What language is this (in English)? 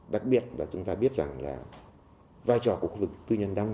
Vietnamese